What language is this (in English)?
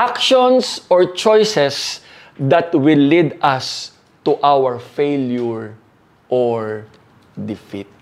Filipino